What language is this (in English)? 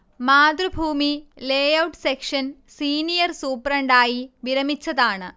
Malayalam